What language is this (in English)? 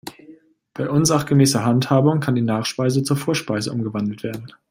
German